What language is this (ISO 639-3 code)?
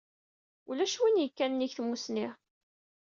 kab